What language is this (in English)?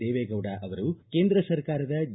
Kannada